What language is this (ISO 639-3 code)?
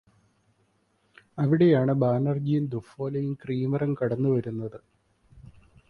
mal